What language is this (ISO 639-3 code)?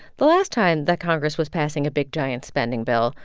eng